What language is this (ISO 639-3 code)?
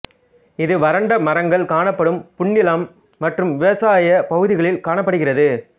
tam